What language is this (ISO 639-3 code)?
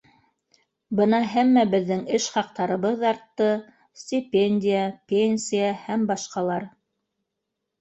bak